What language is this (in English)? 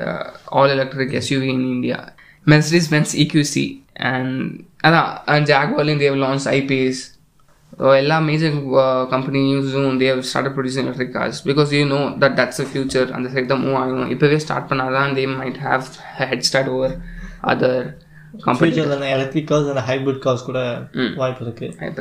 Tamil